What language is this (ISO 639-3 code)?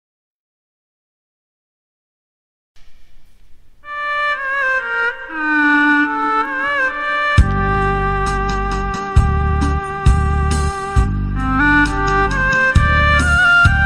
vie